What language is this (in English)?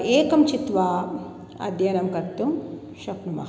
Sanskrit